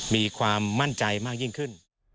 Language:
Thai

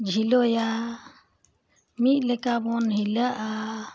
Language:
Santali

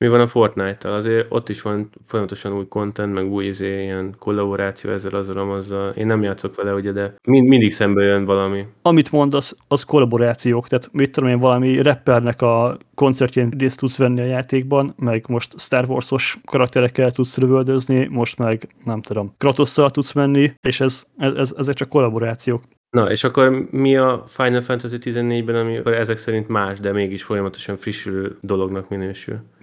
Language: Hungarian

